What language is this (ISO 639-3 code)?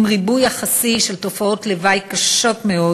heb